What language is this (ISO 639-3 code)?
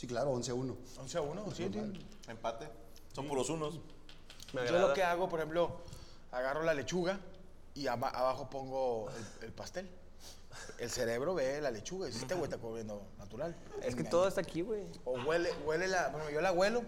spa